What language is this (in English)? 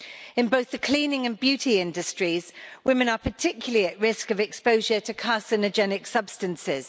English